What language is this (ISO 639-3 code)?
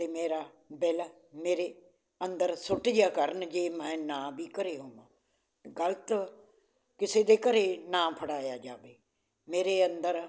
pan